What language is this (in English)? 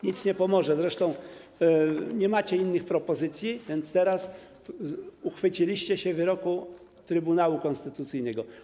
Polish